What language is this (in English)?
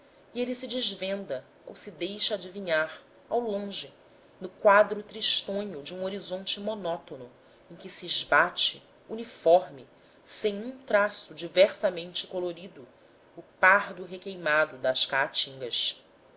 Portuguese